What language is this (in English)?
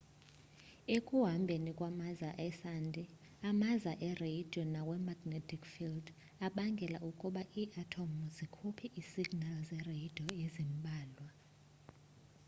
Xhosa